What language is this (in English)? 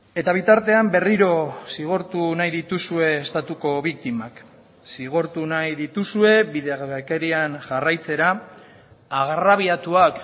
Basque